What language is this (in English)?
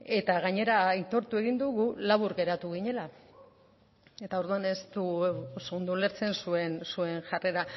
Basque